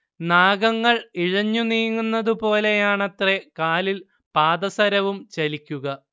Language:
Malayalam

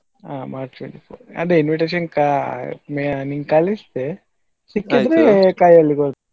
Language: Kannada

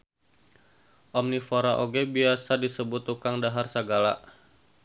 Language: Sundanese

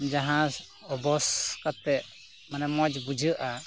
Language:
Santali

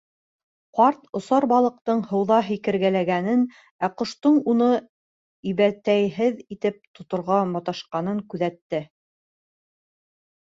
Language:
Bashkir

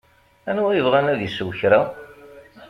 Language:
Kabyle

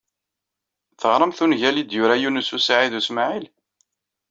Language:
Kabyle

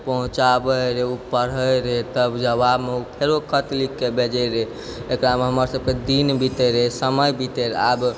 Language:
Maithili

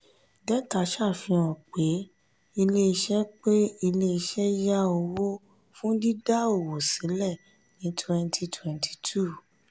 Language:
Yoruba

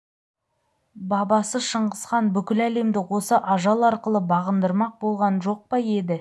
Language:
Kazakh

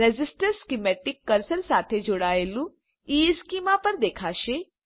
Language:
Gujarati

